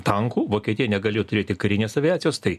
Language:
Lithuanian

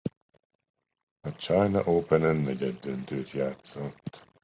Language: Hungarian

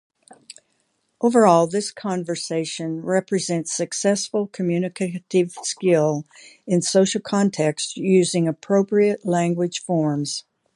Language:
English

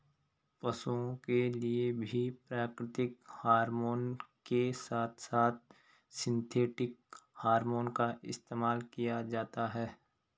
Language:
Hindi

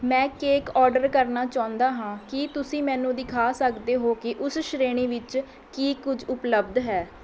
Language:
Punjabi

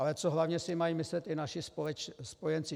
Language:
Czech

